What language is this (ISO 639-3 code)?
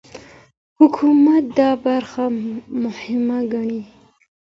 pus